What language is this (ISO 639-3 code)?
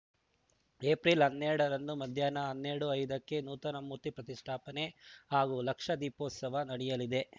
kan